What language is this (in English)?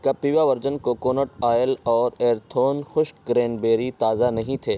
Urdu